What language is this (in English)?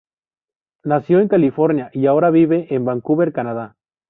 Spanish